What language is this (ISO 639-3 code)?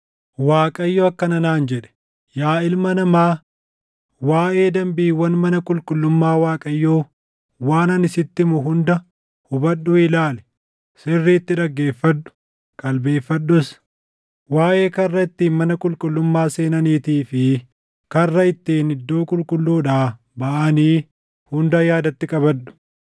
orm